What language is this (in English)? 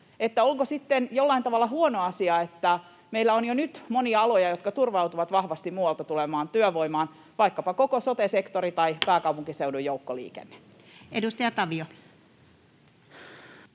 Finnish